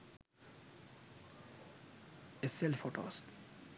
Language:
Sinhala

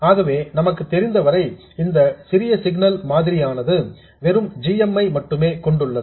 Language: Tamil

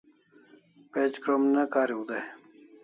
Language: Kalasha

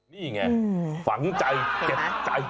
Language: Thai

